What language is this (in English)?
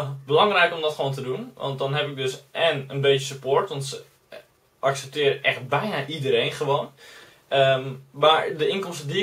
Dutch